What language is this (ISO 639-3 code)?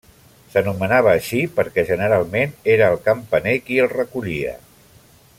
cat